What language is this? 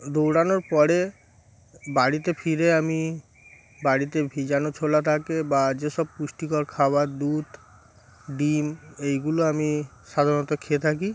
Bangla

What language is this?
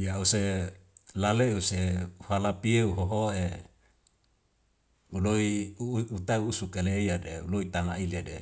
Wemale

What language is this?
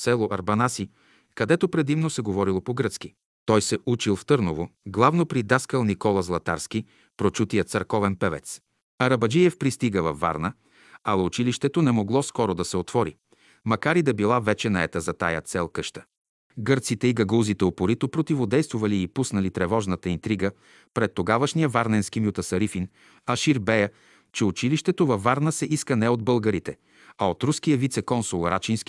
Bulgarian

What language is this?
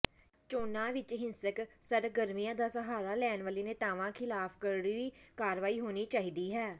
Punjabi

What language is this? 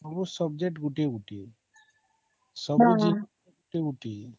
Odia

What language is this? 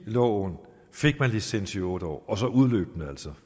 Danish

